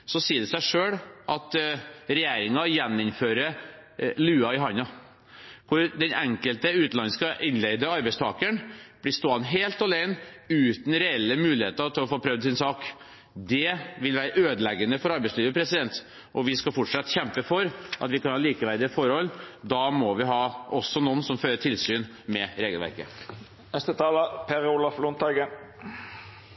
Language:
Norwegian Bokmål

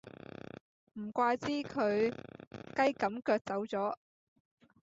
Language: Cantonese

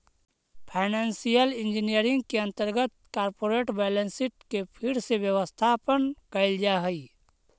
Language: Magahi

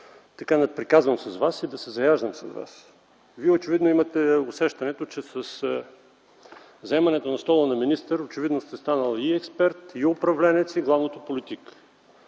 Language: Bulgarian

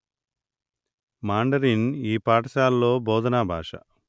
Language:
Telugu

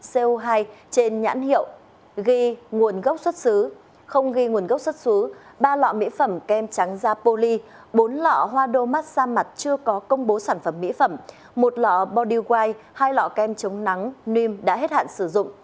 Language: Vietnamese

